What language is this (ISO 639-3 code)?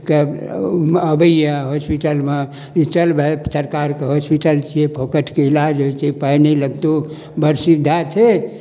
mai